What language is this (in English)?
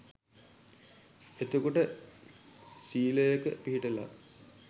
Sinhala